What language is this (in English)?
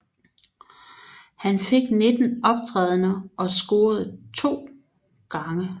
Danish